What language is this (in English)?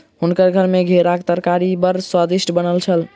Maithili